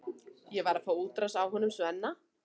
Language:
Icelandic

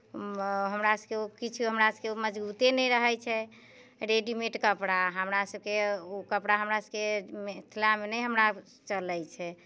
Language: Maithili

